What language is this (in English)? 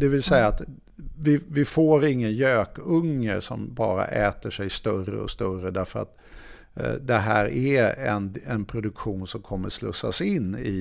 Swedish